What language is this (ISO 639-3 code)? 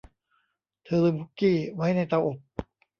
tha